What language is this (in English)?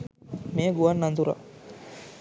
Sinhala